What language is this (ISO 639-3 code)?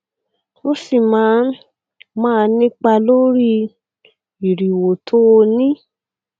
yor